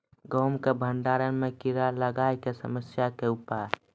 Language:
Maithili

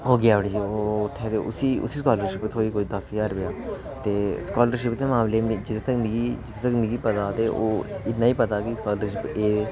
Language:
Dogri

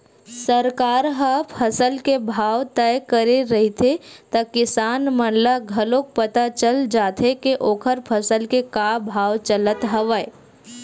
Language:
Chhattisgarhi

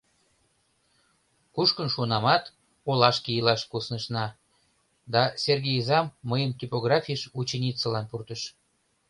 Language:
Mari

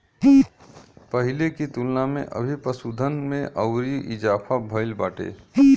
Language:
Bhojpuri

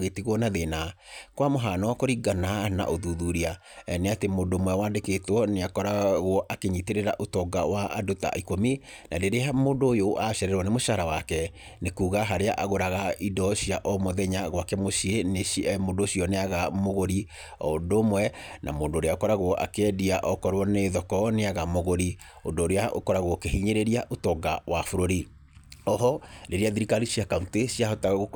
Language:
Kikuyu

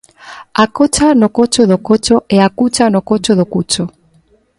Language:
Galician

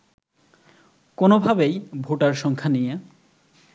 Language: Bangla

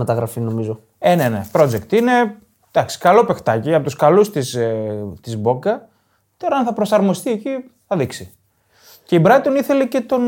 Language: Greek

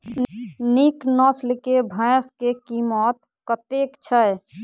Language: Maithili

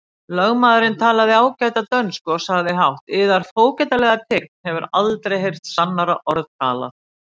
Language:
Icelandic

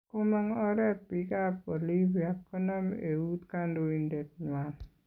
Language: Kalenjin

